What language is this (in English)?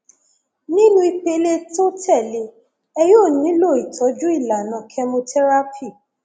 Yoruba